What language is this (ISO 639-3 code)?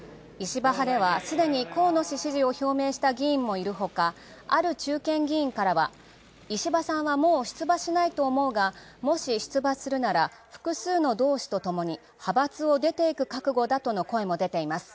jpn